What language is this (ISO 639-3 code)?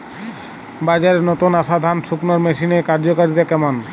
ben